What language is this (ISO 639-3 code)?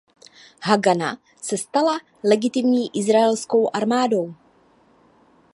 ces